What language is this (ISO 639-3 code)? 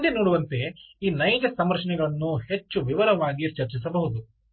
kan